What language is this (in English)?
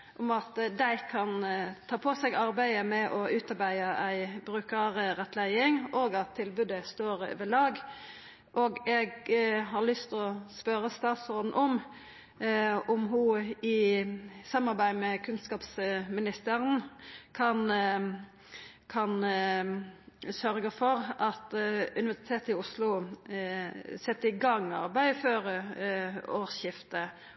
Norwegian Nynorsk